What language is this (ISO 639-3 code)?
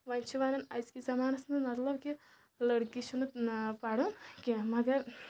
kas